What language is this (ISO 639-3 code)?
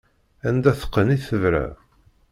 kab